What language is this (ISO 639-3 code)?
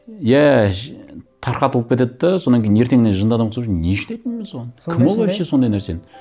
kaz